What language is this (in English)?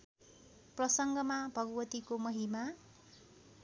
Nepali